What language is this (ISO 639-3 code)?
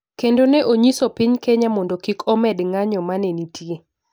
luo